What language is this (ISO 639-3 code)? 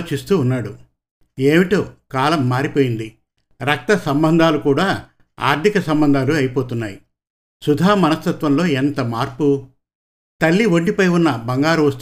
tel